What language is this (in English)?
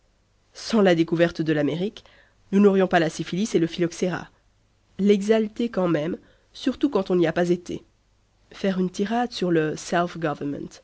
French